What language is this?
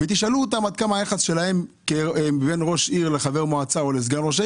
Hebrew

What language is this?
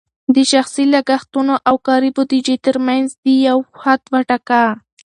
Pashto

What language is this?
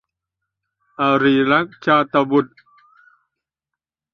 Thai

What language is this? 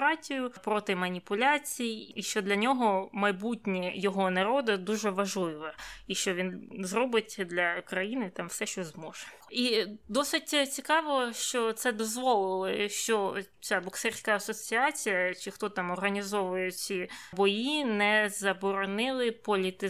Ukrainian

